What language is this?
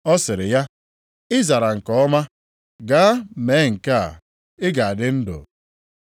Igbo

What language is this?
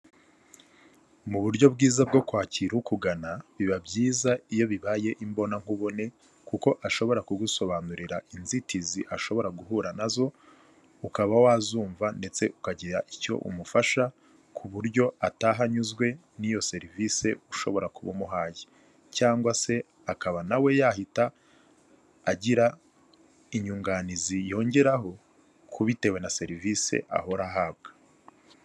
Kinyarwanda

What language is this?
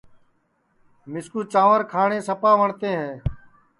Sansi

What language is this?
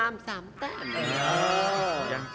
Thai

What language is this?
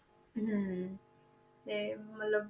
Punjabi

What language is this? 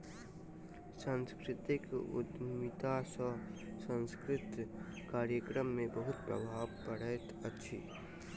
Maithili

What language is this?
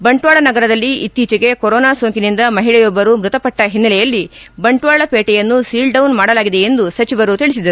Kannada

